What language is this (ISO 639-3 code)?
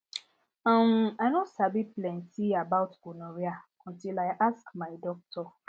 pcm